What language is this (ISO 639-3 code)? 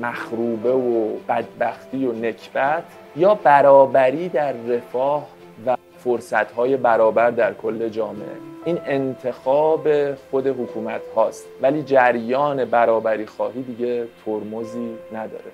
fas